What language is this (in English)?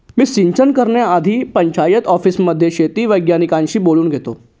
Marathi